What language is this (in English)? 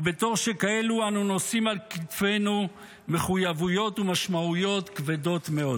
Hebrew